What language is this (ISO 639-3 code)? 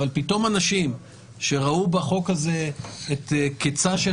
heb